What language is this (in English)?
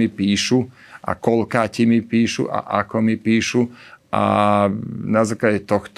Slovak